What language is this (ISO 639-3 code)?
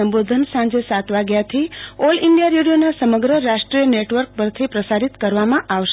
guj